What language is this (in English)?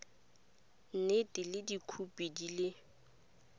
Tswana